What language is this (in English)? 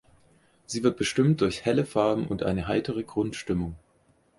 German